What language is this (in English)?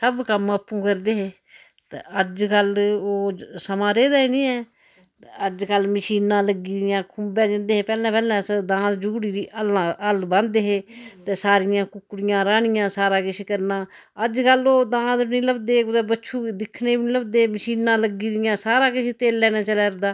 Dogri